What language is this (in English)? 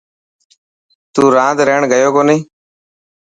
Dhatki